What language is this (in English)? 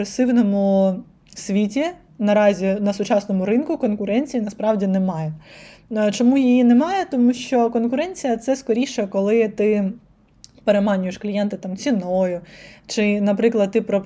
Ukrainian